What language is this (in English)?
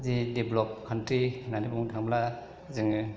Bodo